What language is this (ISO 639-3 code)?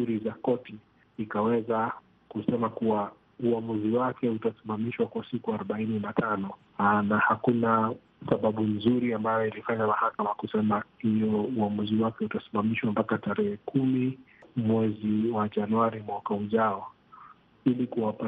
swa